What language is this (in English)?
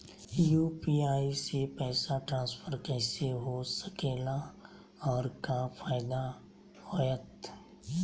Magahi